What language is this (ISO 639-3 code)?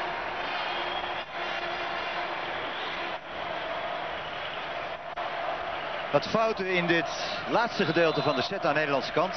nld